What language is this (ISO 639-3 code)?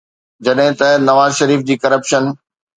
snd